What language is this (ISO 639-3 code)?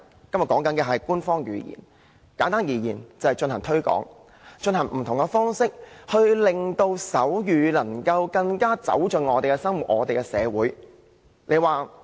yue